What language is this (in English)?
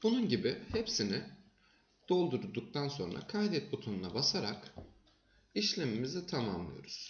Turkish